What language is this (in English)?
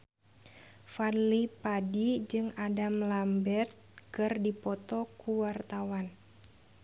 Sundanese